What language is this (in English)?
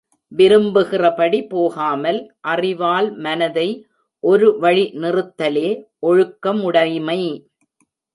Tamil